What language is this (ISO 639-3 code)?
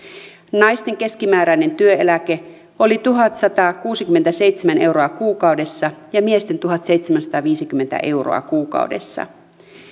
fin